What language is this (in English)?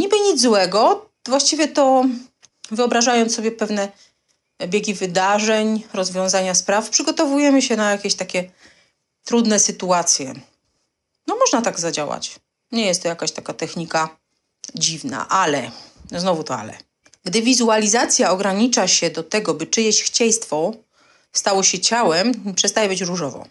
Polish